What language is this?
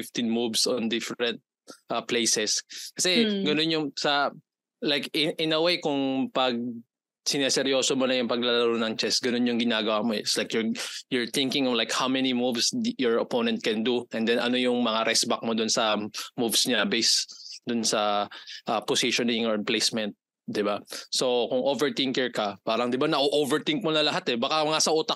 Filipino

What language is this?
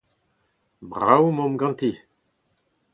Breton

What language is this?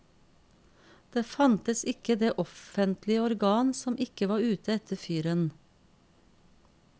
Norwegian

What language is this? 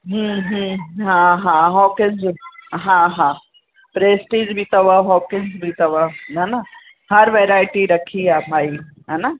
Sindhi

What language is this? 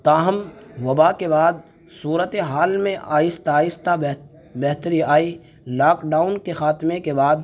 Urdu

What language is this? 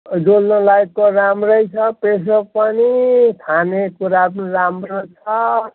Nepali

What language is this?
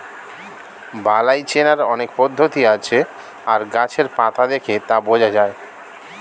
Bangla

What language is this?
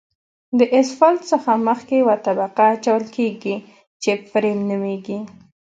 Pashto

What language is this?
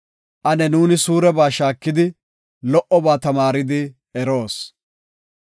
Gofa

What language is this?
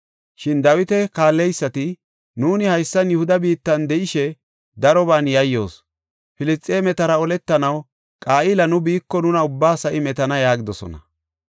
Gofa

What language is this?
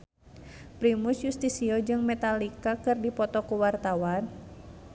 Sundanese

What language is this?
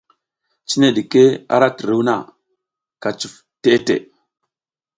South Giziga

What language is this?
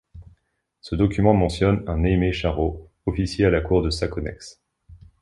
French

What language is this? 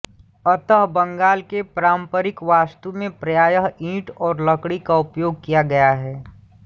Hindi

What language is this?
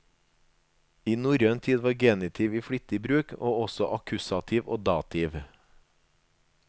Norwegian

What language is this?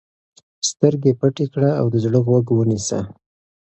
Pashto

